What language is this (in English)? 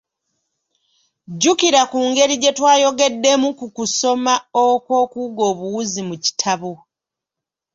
Ganda